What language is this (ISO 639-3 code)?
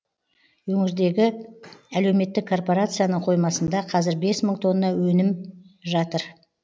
kaz